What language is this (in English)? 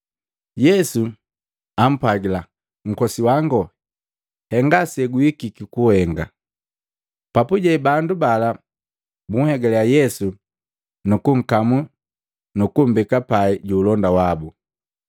Matengo